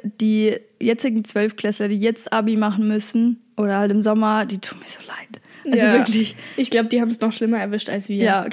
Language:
German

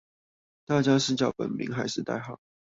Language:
Chinese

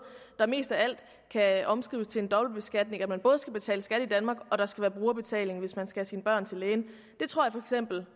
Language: Danish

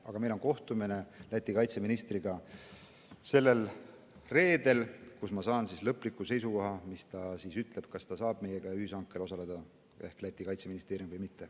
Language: Estonian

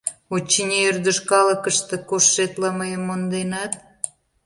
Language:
Mari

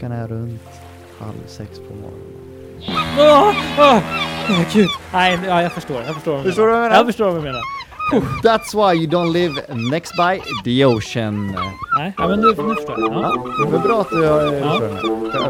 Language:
Swedish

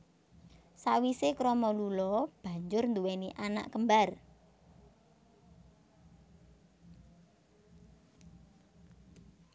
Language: Javanese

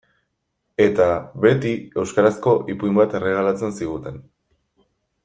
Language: Basque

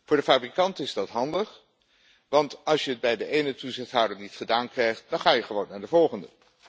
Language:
Dutch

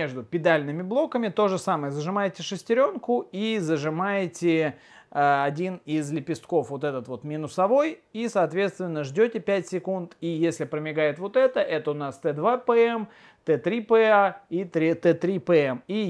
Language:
Russian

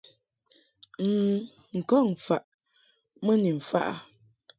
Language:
Mungaka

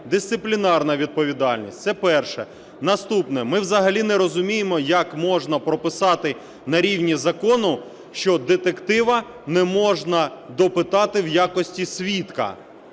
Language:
Ukrainian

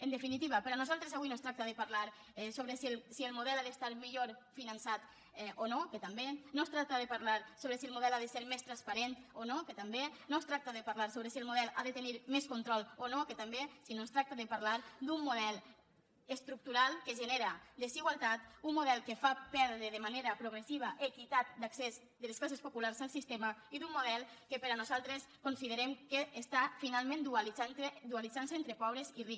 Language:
Catalan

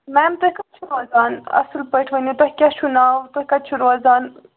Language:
Kashmiri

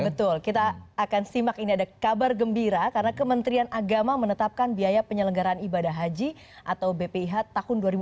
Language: Indonesian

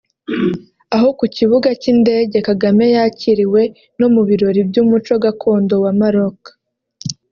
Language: Kinyarwanda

